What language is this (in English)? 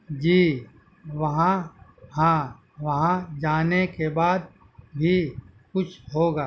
Urdu